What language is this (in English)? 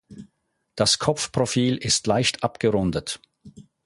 German